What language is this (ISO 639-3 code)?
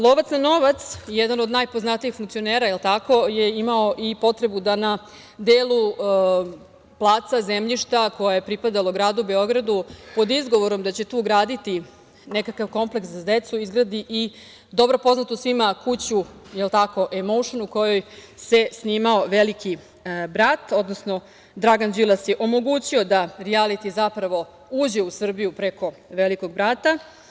srp